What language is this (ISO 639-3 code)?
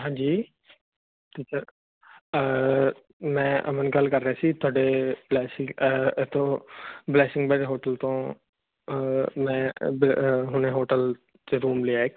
pan